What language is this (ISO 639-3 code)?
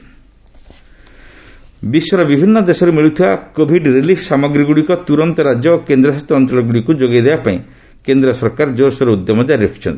ori